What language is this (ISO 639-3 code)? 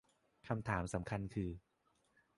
tha